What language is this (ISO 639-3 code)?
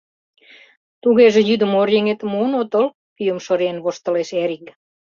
chm